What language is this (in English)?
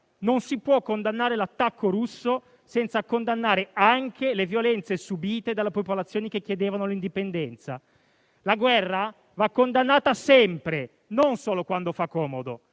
Italian